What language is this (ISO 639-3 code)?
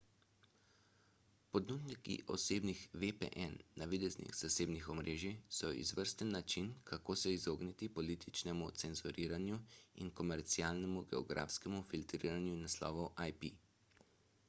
slv